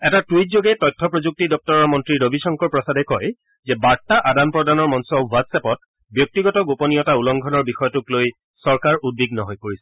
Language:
Assamese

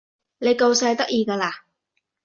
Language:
Cantonese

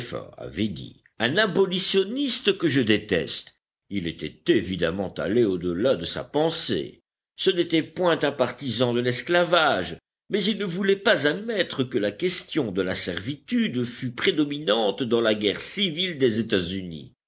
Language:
French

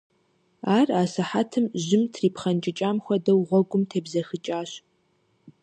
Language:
Kabardian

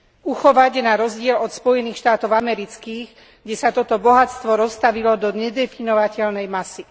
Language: Slovak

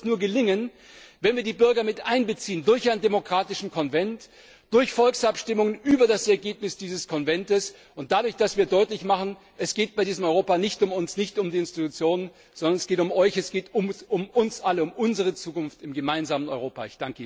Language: German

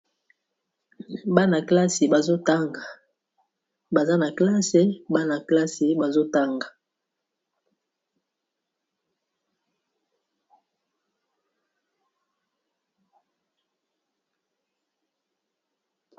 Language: Lingala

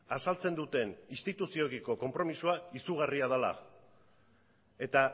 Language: Basque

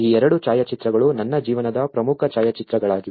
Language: Kannada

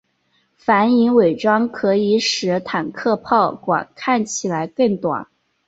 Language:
Chinese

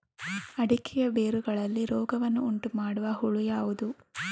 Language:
Kannada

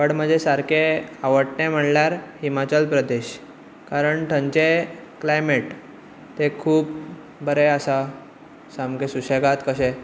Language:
Konkani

